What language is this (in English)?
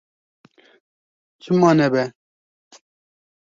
Kurdish